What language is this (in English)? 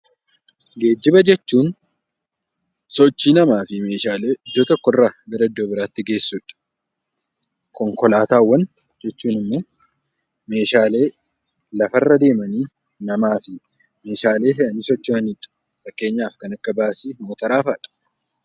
Oromo